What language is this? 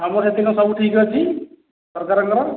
Odia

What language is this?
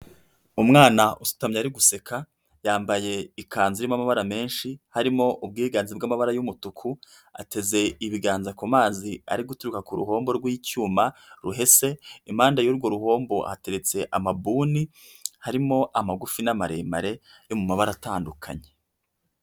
Kinyarwanda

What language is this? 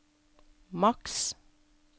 Norwegian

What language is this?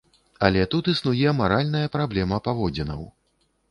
Belarusian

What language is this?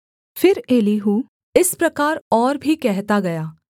Hindi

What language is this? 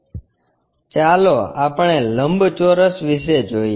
Gujarati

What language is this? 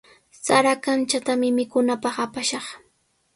Sihuas Ancash Quechua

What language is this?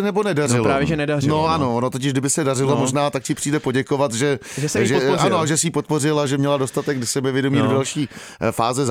Czech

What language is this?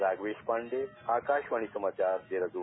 Hindi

